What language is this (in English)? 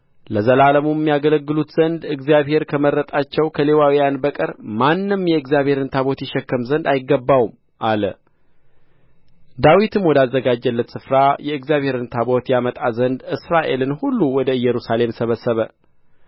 Amharic